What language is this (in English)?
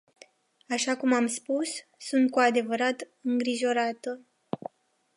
Romanian